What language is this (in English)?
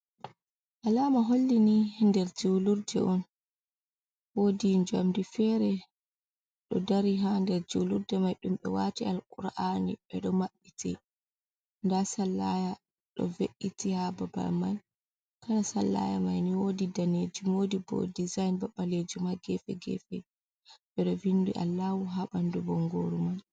Fula